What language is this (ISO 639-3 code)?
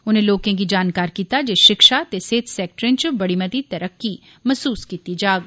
doi